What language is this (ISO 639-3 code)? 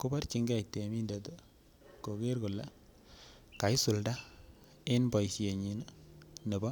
kln